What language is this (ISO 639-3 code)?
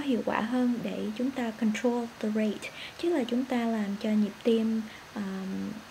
vie